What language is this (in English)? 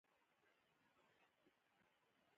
Pashto